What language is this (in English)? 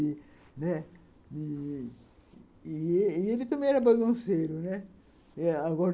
Portuguese